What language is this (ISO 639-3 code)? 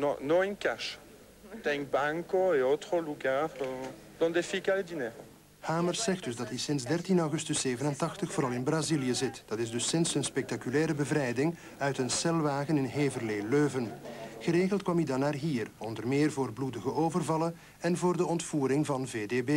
nld